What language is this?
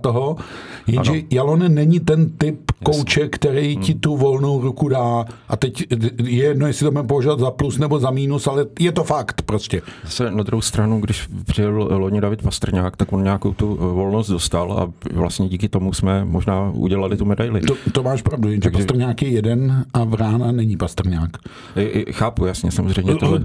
Czech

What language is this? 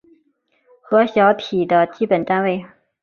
Chinese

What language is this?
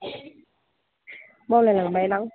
Bodo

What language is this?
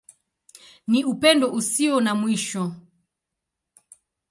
Swahili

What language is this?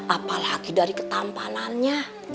Indonesian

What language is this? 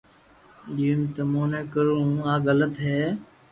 Loarki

